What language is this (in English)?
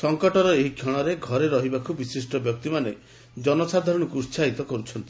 Odia